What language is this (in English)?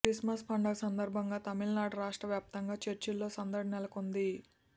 Telugu